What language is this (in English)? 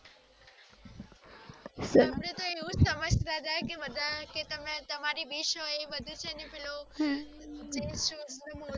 Gujarati